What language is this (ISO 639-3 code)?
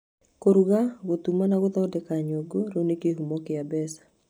kik